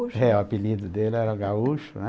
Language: Portuguese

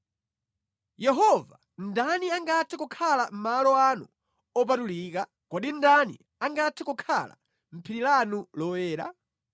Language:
Nyanja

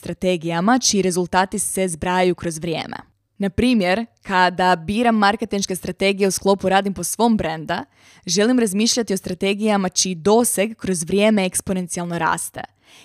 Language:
Croatian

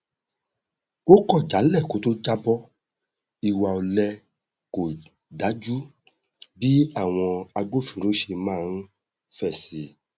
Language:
Yoruba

